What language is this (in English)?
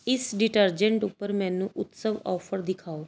Punjabi